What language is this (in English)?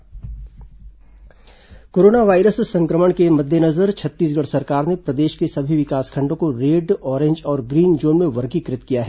Hindi